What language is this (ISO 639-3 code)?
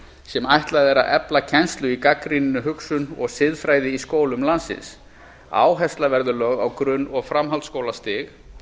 isl